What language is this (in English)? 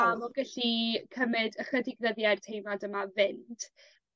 Welsh